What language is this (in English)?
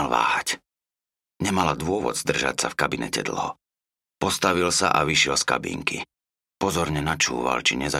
Slovak